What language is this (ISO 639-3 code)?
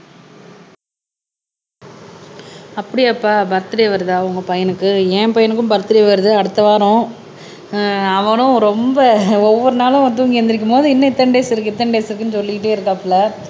tam